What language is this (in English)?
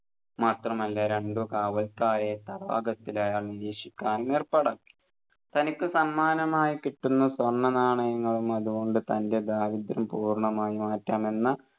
Malayalam